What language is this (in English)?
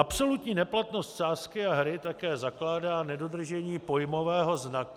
Czech